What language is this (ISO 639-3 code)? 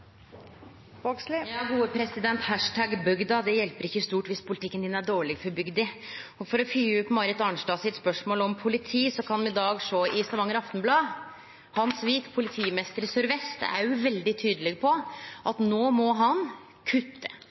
nor